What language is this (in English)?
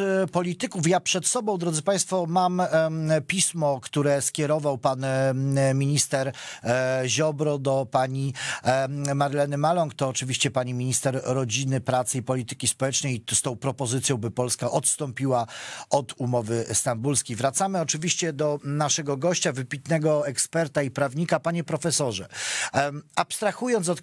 Polish